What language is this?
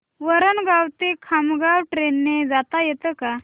Marathi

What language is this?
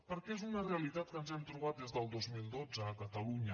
Catalan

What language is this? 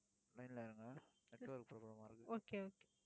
Tamil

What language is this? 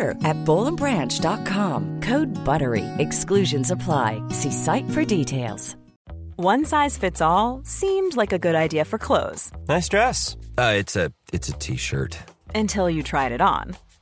Swedish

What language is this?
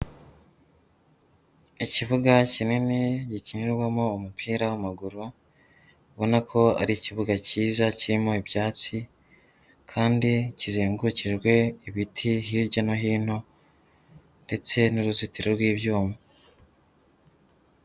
Kinyarwanda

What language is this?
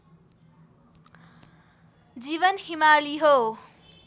Nepali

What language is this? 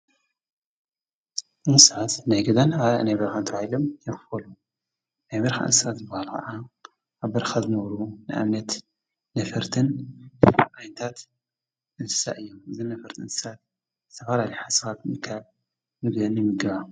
Tigrinya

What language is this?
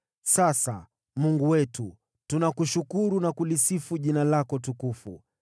Swahili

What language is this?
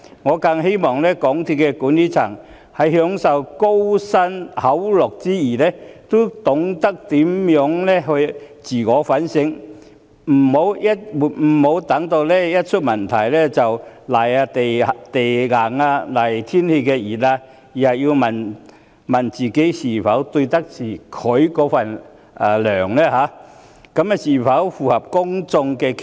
Cantonese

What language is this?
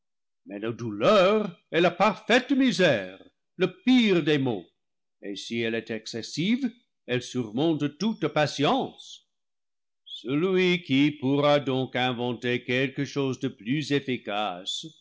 French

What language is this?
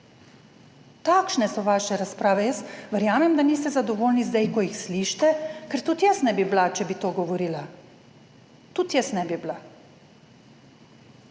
Slovenian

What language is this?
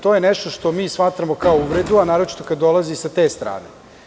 Serbian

